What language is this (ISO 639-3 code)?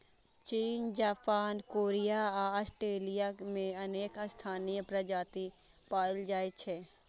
mai